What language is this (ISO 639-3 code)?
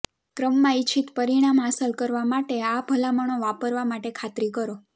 guj